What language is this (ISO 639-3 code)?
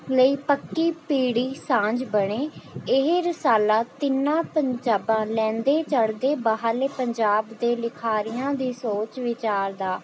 pan